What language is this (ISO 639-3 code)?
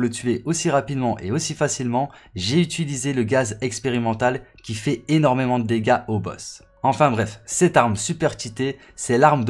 fra